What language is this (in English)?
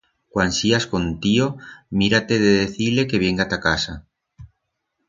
Aragonese